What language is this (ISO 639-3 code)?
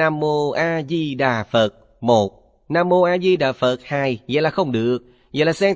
vie